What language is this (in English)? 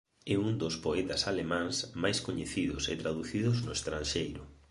Galician